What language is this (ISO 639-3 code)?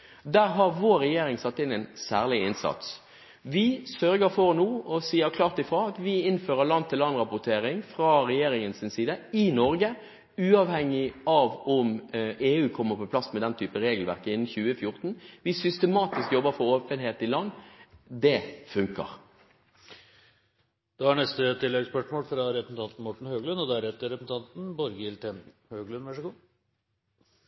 nob